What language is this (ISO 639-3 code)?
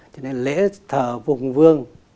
vie